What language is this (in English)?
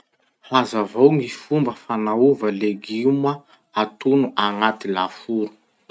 Masikoro Malagasy